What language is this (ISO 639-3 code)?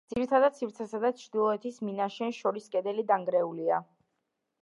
kat